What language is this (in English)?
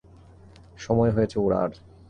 Bangla